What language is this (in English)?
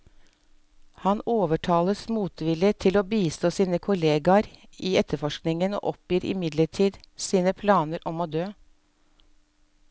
Norwegian